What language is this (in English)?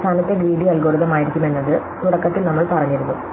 Malayalam